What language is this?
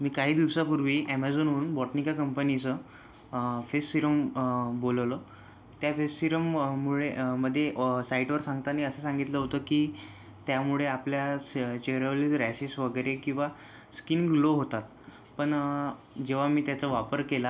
Marathi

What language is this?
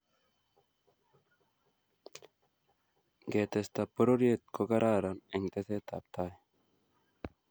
Kalenjin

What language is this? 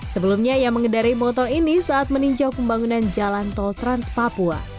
Indonesian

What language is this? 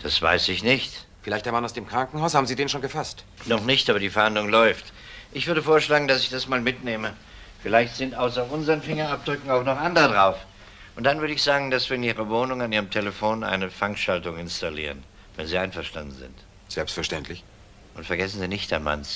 German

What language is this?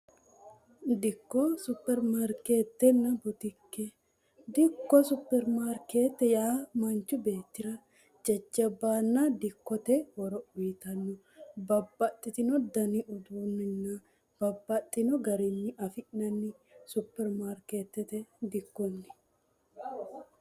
Sidamo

